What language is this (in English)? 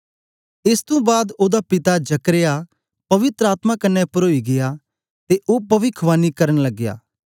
Dogri